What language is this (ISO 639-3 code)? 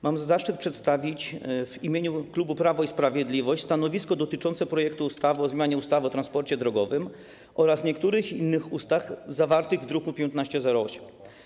pol